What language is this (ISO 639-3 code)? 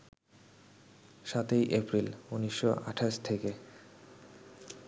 ben